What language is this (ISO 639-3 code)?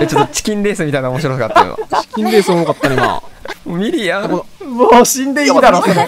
jpn